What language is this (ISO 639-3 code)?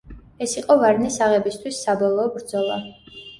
kat